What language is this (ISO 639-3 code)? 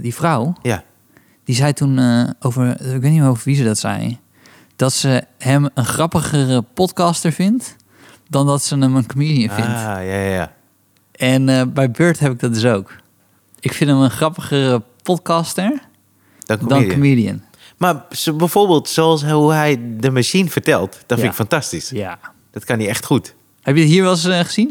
nld